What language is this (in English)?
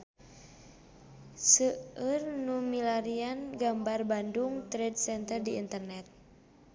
Sundanese